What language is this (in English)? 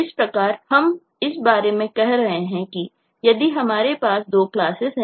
Hindi